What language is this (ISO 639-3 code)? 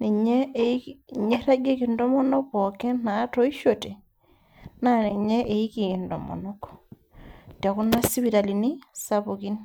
mas